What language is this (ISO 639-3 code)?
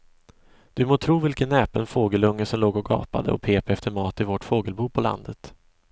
swe